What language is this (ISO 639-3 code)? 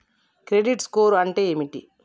tel